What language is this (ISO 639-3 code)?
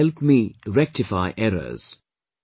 eng